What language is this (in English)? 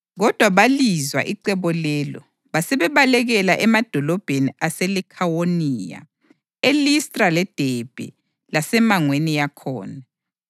North Ndebele